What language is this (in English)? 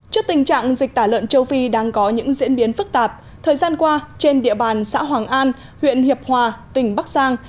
Vietnamese